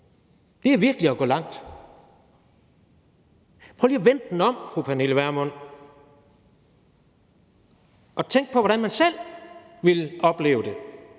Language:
Danish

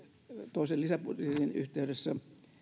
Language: Finnish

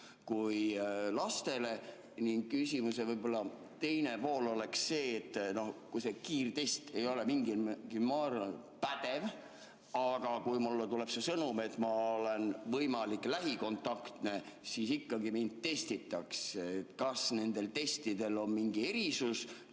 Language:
Estonian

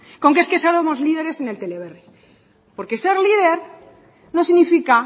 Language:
Spanish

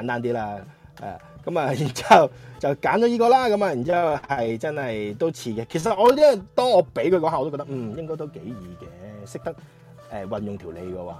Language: Chinese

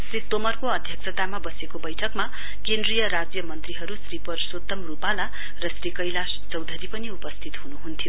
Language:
Nepali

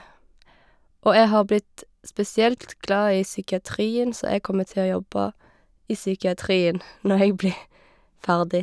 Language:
Norwegian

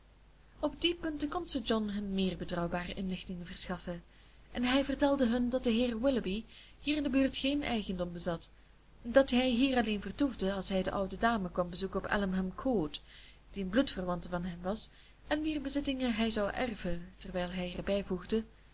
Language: Dutch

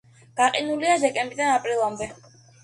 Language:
Georgian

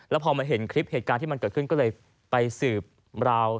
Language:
Thai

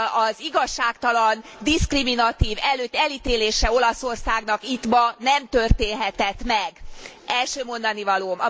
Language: Hungarian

